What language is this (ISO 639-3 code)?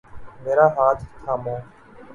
urd